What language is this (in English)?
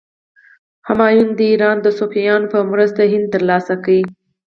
Pashto